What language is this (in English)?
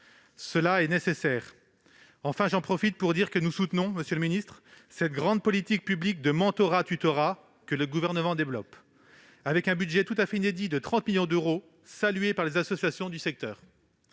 French